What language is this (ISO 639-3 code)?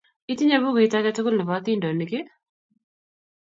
kln